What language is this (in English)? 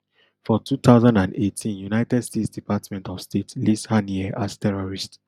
Nigerian Pidgin